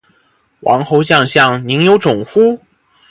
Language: Chinese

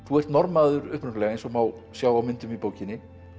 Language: Icelandic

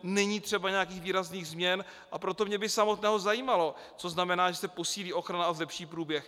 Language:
Czech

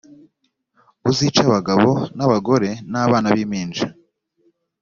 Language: Kinyarwanda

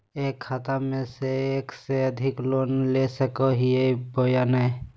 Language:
Magahi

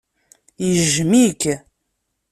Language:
Kabyle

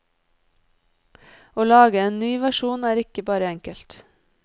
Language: Norwegian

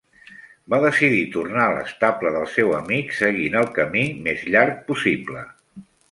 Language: Catalan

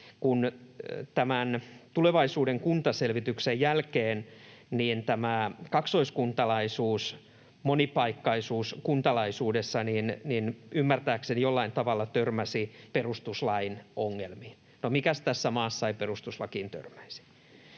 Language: Finnish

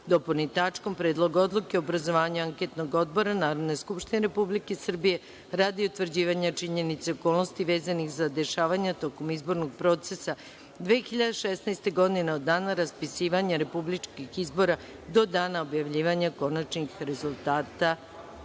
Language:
Serbian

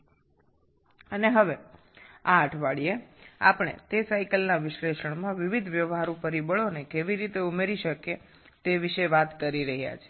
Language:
Bangla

